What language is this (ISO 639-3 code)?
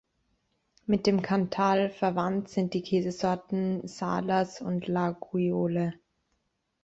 deu